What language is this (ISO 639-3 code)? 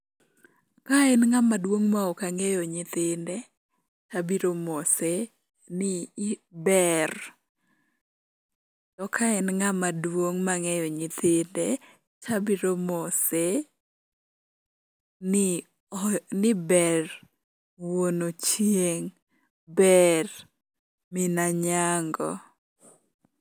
luo